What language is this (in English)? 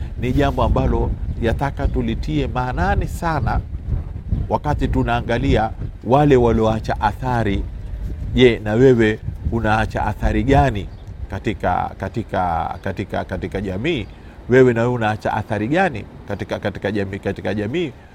Swahili